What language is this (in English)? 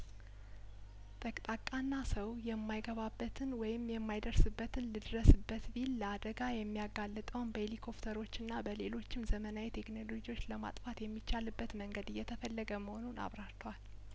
Amharic